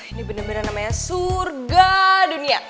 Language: Indonesian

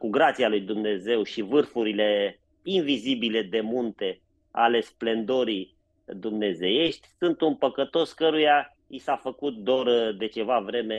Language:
Romanian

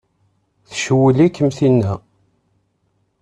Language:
Kabyle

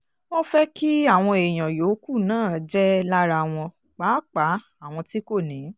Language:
Yoruba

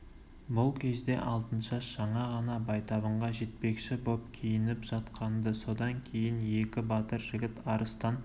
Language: Kazakh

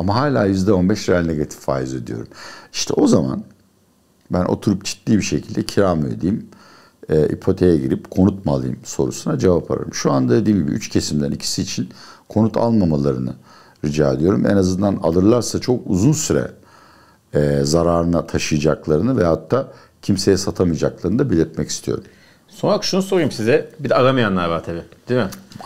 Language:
Turkish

